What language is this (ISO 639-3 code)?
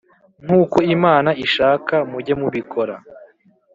kin